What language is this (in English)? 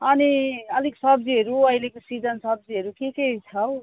Nepali